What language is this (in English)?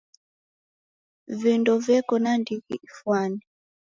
Taita